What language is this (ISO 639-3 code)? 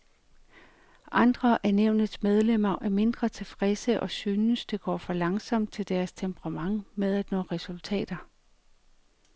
dan